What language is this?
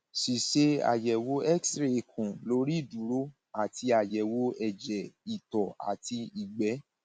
Yoruba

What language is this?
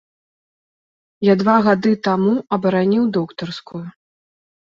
Belarusian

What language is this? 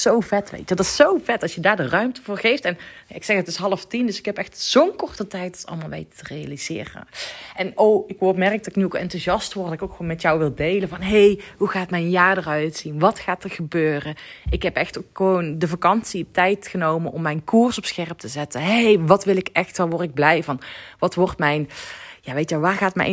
Dutch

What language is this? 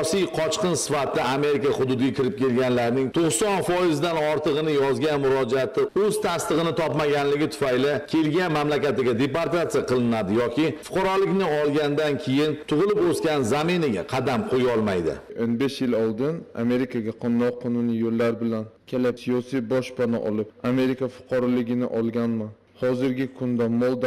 Turkish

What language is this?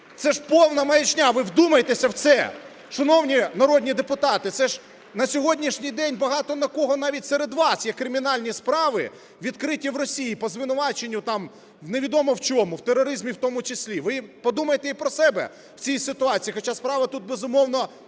Ukrainian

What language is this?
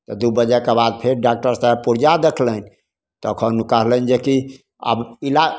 Maithili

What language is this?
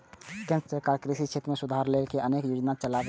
Maithili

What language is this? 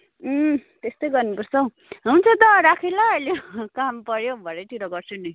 Nepali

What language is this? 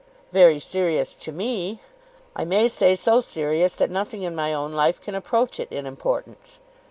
English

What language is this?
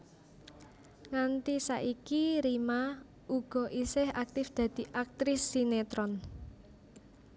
Javanese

